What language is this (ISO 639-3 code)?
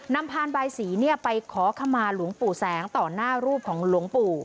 tha